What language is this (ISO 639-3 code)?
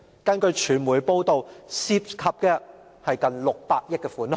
yue